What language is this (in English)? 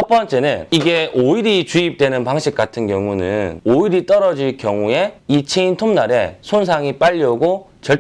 Korean